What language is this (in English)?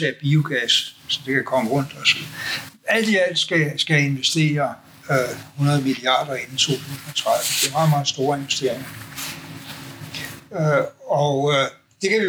Danish